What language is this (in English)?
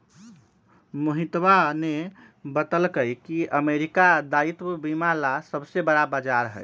Magahi